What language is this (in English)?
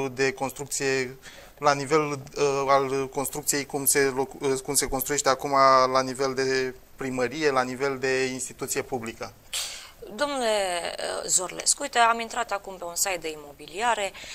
Romanian